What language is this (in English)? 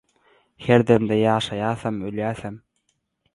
Turkmen